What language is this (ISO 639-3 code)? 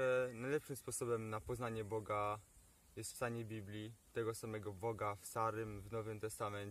pol